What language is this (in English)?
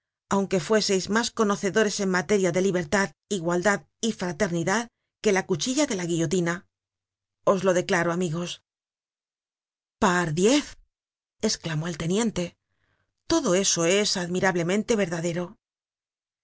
Spanish